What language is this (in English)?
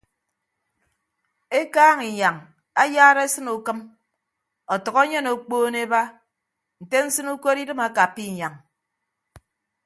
Ibibio